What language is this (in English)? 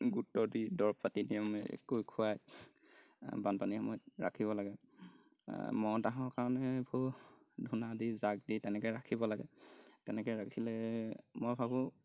Assamese